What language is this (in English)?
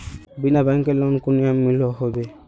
Magahi